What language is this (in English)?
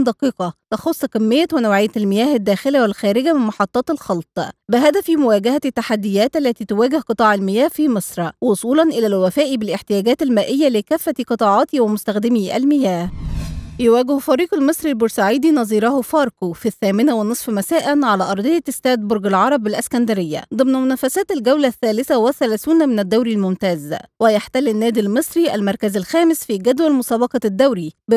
Arabic